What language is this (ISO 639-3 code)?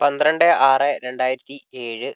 mal